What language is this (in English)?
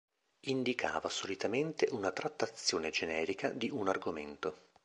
Italian